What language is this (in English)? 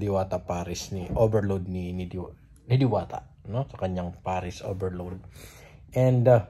Filipino